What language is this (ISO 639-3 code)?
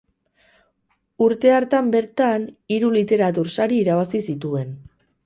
eus